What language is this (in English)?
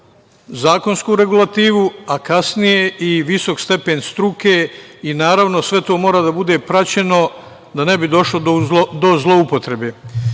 Serbian